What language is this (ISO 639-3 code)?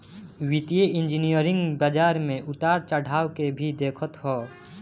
bho